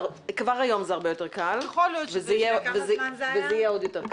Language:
Hebrew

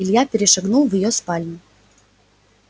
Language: Russian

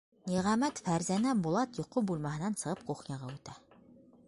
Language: Bashkir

